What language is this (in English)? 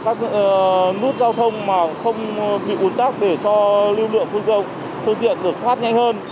Vietnamese